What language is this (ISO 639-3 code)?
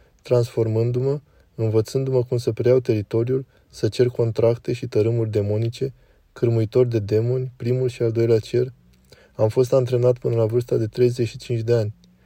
ron